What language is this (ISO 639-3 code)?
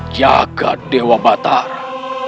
ind